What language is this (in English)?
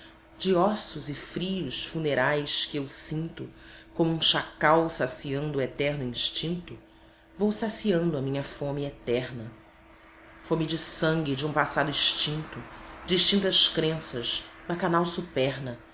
Portuguese